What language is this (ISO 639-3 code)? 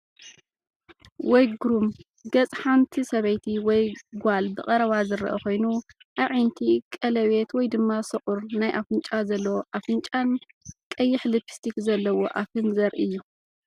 tir